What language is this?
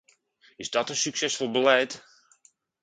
Dutch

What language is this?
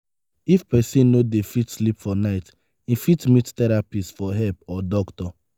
Nigerian Pidgin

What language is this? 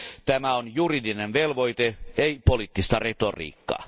Finnish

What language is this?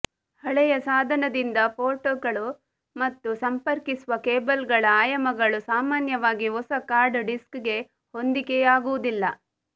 Kannada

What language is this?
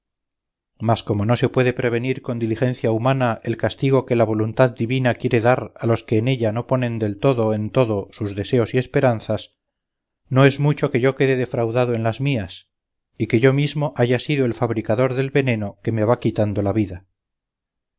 Spanish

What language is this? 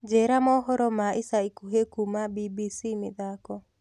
Kikuyu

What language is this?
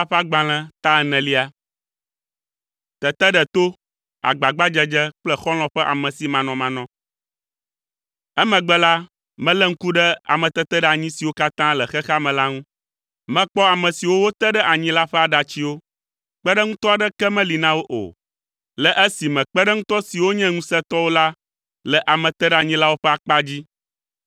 Ewe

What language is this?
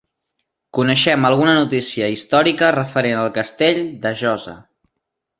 Catalan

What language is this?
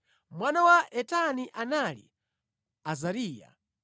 Nyanja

